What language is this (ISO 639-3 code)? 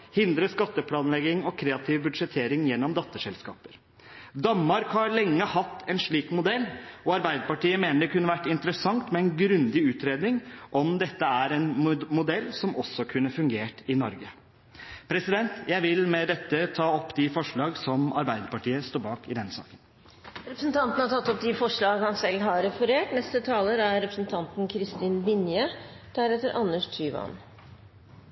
nob